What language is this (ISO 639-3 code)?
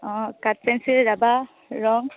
asm